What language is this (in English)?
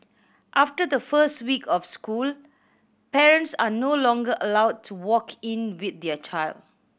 English